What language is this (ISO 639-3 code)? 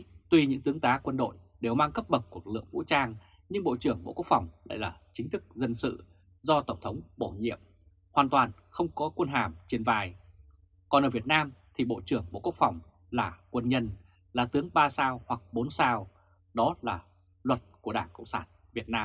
vie